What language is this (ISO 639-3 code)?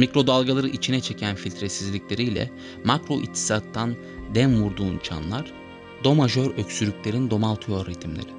tur